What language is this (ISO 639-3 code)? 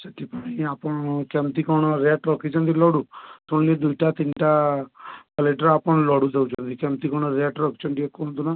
ori